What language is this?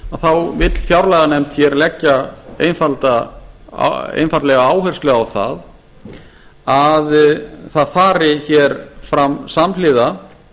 Icelandic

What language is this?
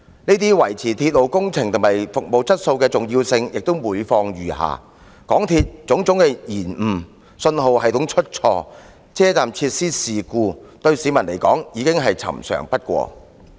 Cantonese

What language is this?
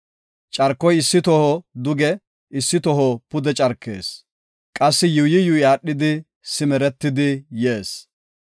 Gofa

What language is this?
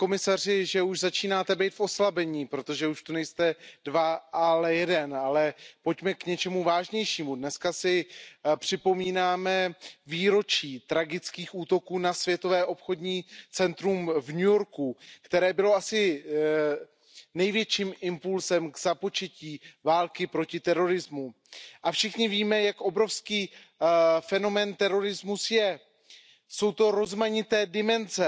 Czech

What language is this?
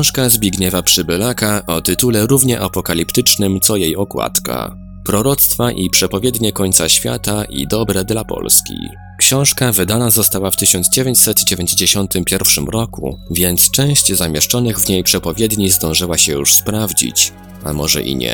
Polish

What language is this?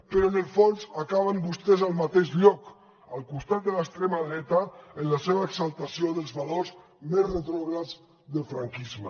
Catalan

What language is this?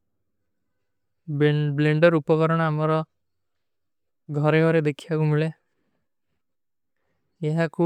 Kui (India)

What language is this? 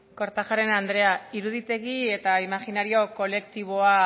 Basque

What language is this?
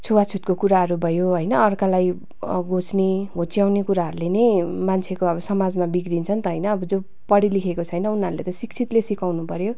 Nepali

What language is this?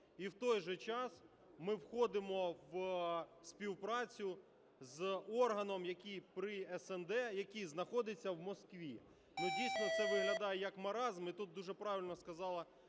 Ukrainian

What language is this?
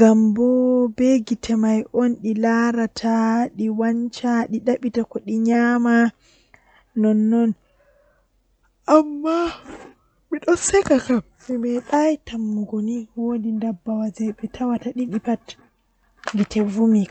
Western Niger Fulfulde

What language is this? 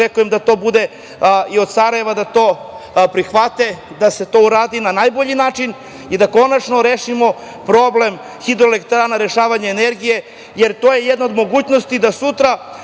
Serbian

